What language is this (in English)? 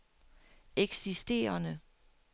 Danish